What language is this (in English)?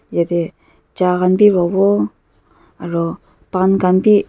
Naga Pidgin